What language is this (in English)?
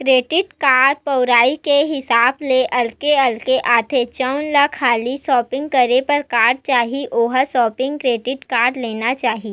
Chhattisgarhi